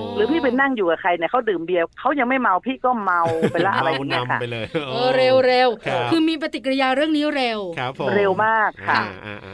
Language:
Thai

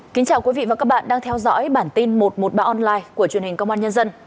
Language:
Vietnamese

